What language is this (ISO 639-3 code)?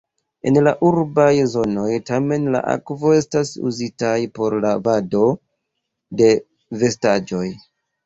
epo